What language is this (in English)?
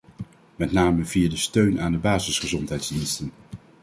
Dutch